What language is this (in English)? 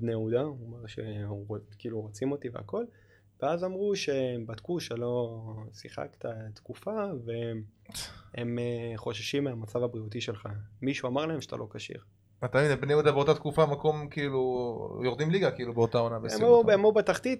Hebrew